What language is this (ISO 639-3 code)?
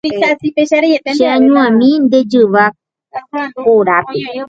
grn